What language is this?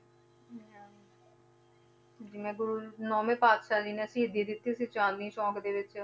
Punjabi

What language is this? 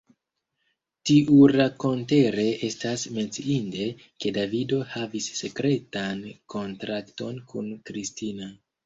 Esperanto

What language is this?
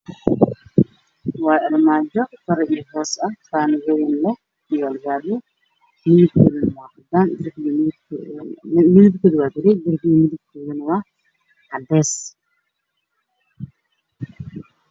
Somali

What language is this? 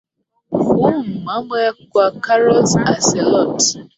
Swahili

